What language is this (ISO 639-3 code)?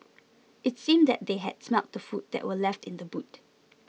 eng